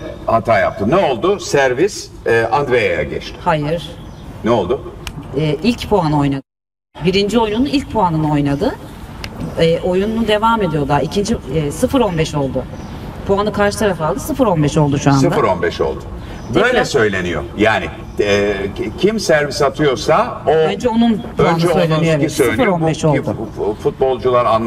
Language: Turkish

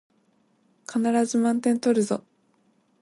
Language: Japanese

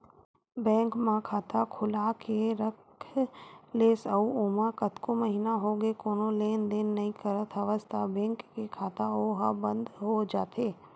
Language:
Chhattisgarhi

